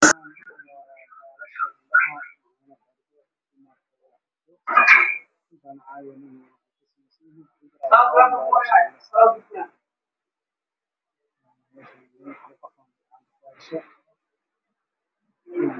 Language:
Somali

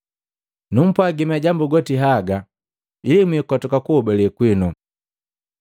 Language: Matengo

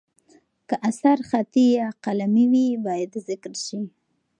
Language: Pashto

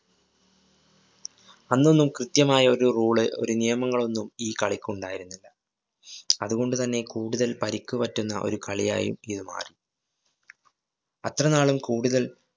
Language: Malayalam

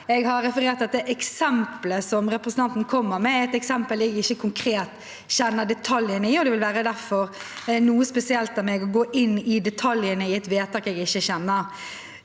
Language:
Norwegian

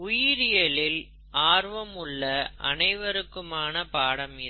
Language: Tamil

